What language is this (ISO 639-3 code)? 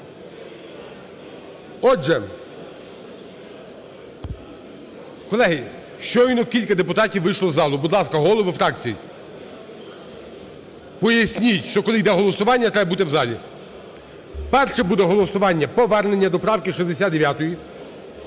ukr